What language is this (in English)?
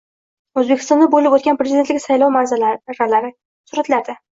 Uzbek